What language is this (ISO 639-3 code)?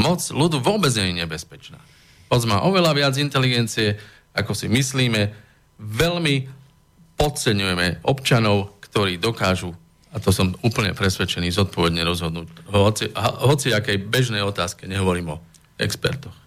slk